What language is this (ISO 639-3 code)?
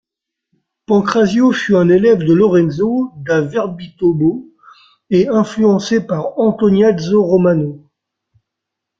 fra